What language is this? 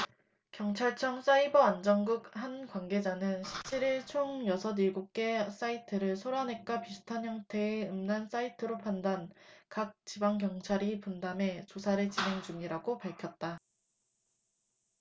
Korean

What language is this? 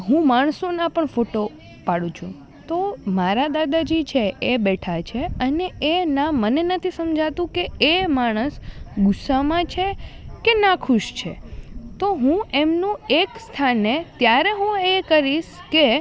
Gujarati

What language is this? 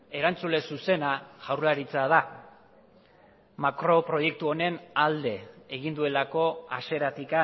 Basque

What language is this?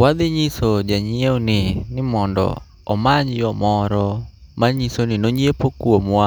Luo (Kenya and Tanzania)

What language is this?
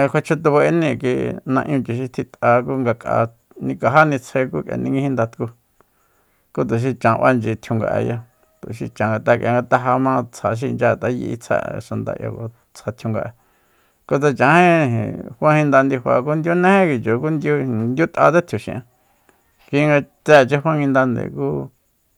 Soyaltepec Mazatec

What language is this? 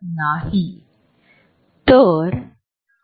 Marathi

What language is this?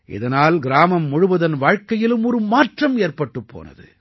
Tamil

